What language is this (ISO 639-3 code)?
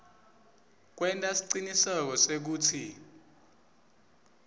ssw